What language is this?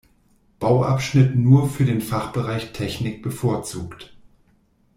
German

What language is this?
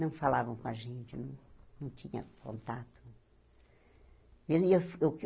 Portuguese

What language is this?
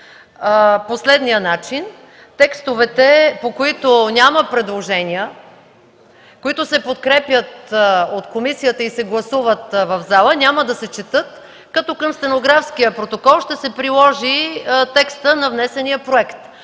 Bulgarian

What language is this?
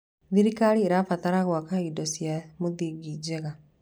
Kikuyu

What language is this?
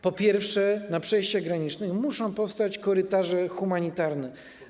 Polish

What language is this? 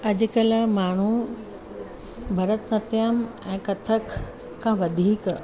Sindhi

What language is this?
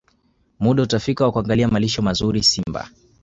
Swahili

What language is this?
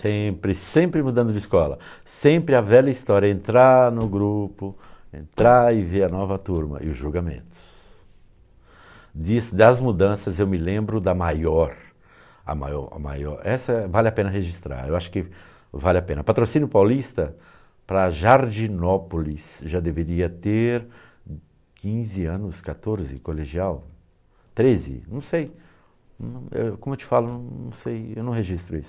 Portuguese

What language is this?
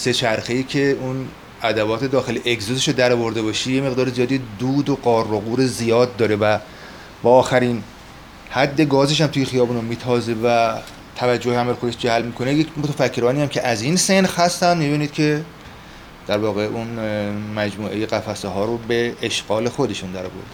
Persian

